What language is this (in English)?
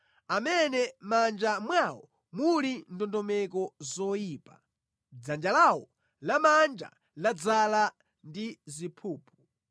Nyanja